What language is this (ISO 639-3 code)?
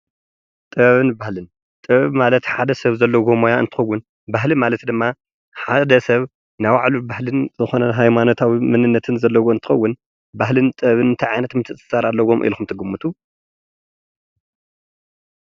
tir